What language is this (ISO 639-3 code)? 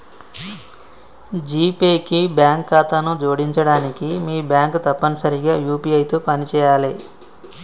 tel